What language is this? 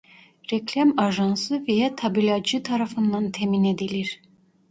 Turkish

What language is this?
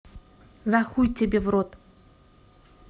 Russian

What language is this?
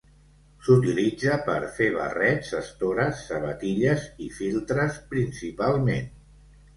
Catalan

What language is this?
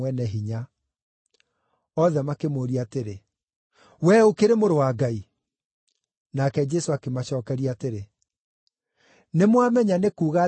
Kikuyu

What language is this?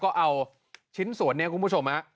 Thai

